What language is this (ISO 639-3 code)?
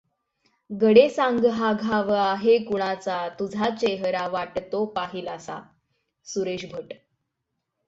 mar